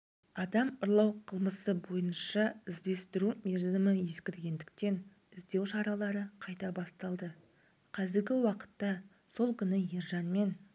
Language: Kazakh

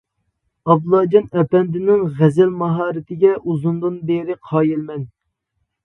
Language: Uyghur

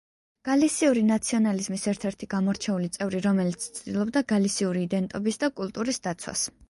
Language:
Georgian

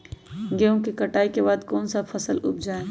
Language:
Magahi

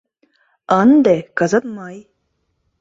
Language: Mari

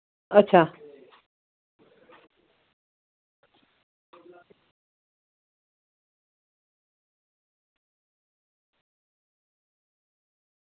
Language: Dogri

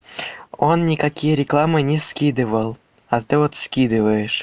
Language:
Russian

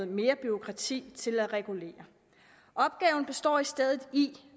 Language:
Danish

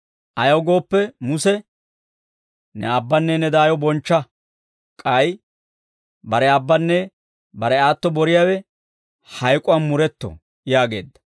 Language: Dawro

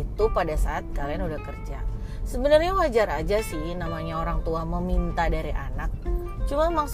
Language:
Indonesian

